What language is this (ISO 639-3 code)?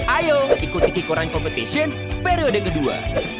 ind